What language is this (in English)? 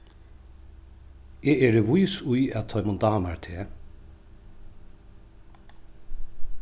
Faroese